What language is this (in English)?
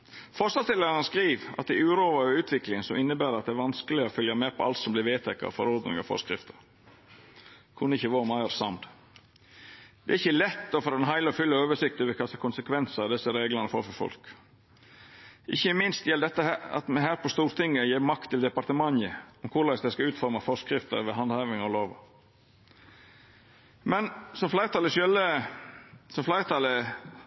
Norwegian Nynorsk